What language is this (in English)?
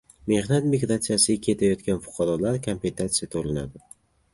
Uzbek